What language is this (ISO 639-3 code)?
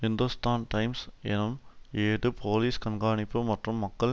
tam